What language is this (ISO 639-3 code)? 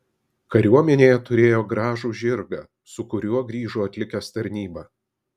lit